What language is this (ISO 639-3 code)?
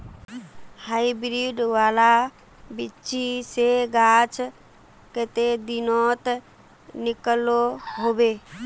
mag